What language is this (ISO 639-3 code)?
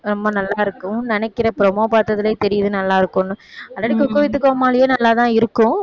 tam